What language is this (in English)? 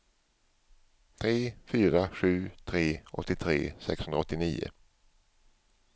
Swedish